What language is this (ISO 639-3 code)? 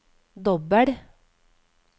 nor